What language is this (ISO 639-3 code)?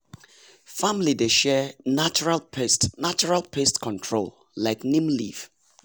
pcm